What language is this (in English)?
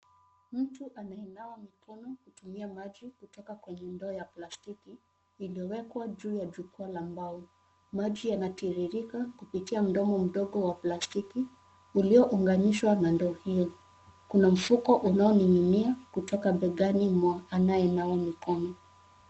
Swahili